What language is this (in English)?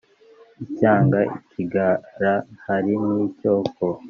Kinyarwanda